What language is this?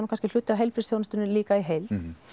Icelandic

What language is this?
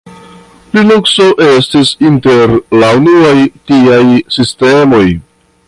Esperanto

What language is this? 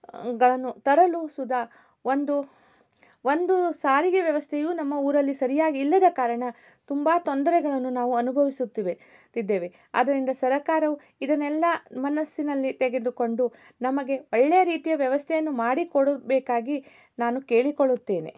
Kannada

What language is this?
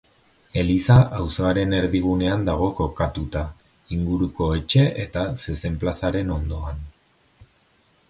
Basque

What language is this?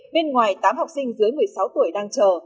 Vietnamese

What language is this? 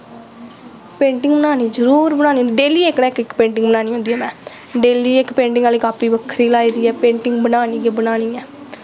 Dogri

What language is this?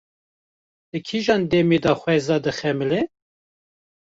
Kurdish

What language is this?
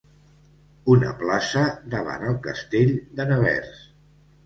Catalan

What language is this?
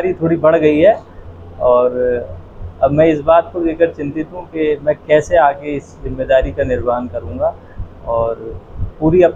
Hindi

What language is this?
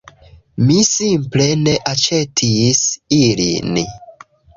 Esperanto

